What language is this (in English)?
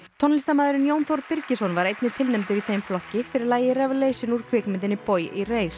Icelandic